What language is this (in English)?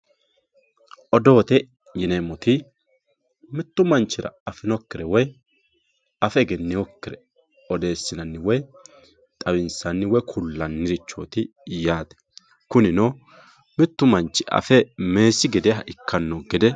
Sidamo